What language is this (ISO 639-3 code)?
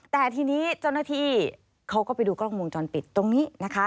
tha